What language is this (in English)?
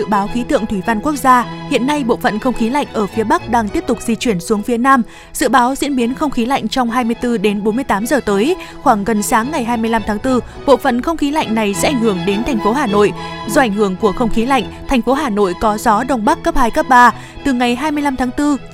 Vietnamese